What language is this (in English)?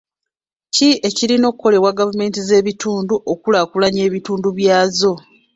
Ganda